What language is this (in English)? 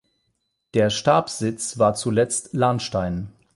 German